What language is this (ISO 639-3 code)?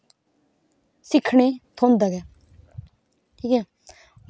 doi